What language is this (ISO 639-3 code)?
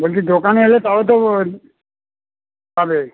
ben